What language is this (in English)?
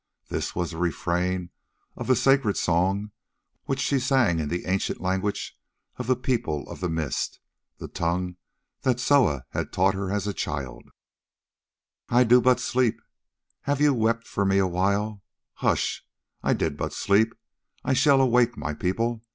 English